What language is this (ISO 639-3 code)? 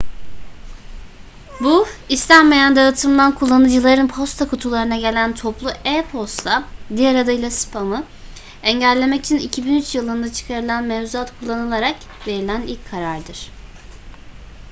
tur